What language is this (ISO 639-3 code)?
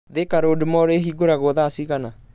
kik